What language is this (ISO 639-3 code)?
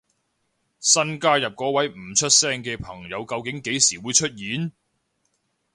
yue